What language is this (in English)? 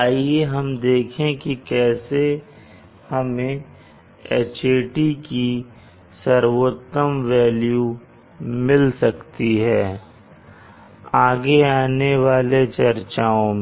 Hindi